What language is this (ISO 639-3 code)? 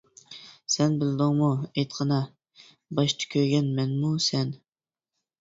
uig